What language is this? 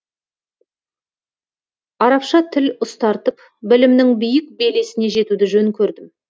Kazakh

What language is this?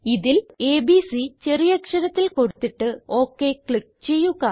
Malayalam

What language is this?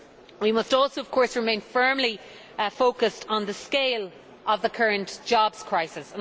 English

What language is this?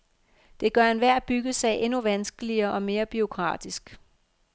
Danish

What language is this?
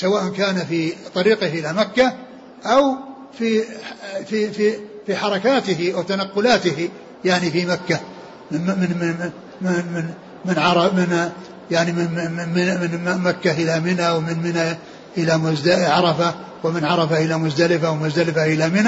Arabic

